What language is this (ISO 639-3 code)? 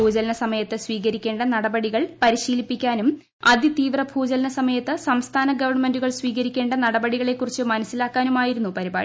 mal